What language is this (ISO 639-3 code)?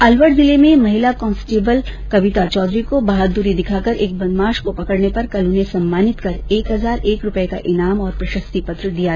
hin